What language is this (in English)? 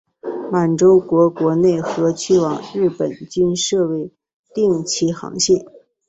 Chinese